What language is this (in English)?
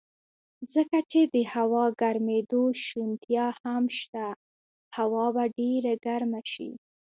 Pashto